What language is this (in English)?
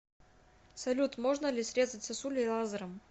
Russian